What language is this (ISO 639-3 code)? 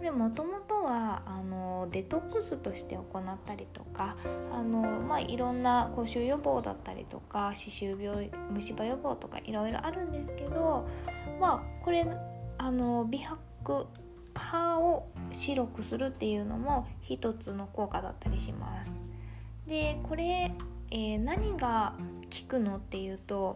jpn